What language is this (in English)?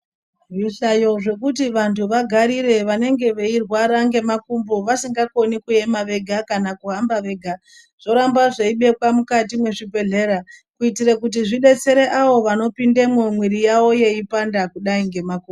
Ndau